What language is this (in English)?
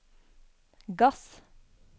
Norwegian